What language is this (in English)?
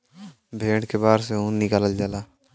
Bhojpuri